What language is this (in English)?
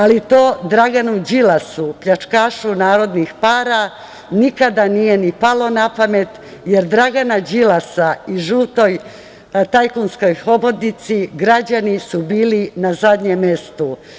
Serbian